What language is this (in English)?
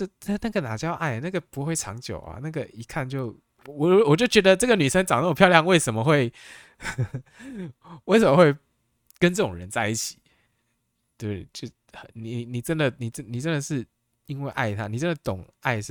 Chinese